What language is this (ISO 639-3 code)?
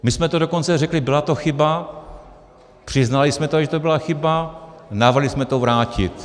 ces